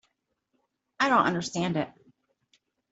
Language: English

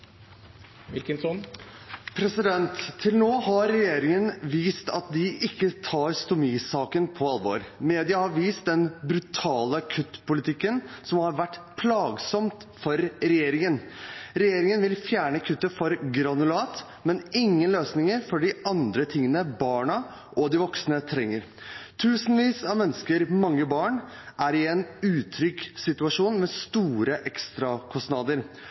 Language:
Norwegian Bokmål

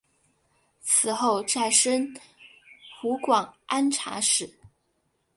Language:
Chinese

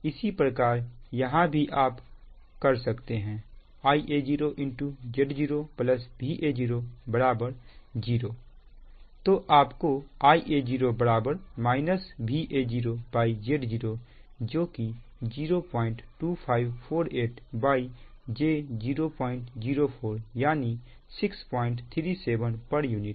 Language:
Hindi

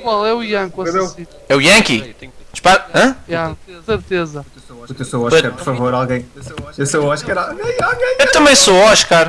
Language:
Portuguese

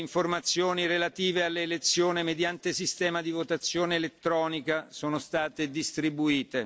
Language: Italian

